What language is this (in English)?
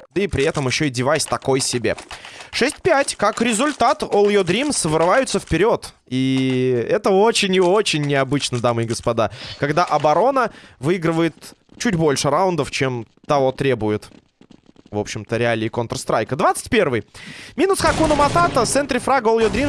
Russian